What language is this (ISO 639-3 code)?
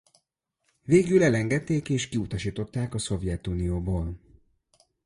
hun